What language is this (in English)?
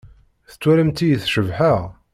Kabyle